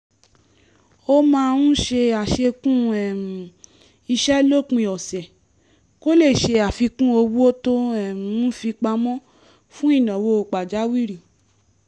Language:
Yoruba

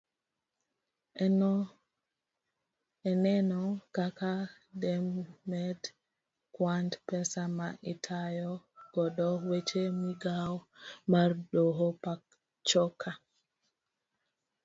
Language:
Luo (Kenya and Tanzania)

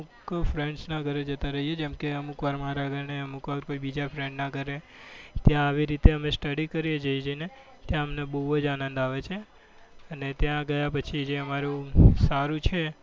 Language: Gujarati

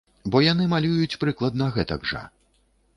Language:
Belarusian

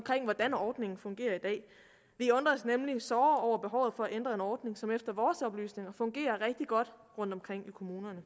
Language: Danish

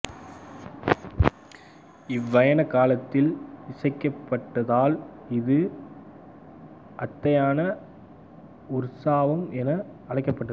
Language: Tamil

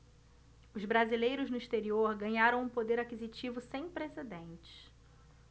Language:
Portuguese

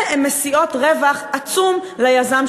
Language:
Hebrew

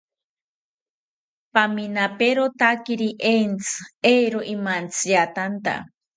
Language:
South Ucayali Ashéninka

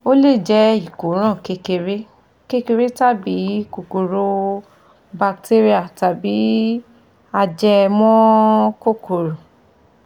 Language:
Yoruba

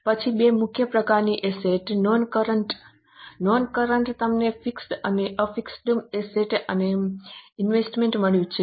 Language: Gujarati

